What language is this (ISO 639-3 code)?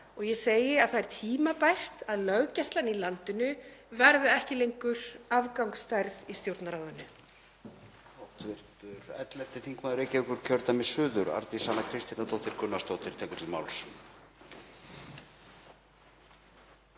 isl